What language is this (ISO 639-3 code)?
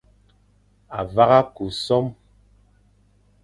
fan